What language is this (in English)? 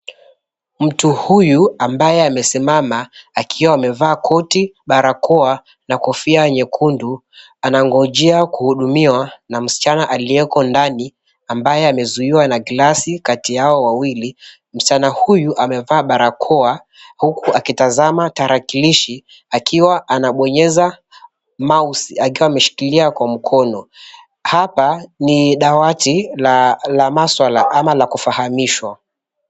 Swahili